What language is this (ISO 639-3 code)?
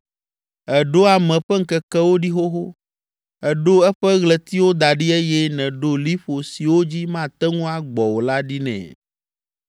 ewe